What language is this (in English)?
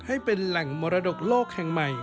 Thai